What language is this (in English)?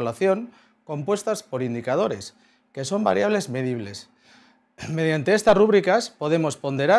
Spanish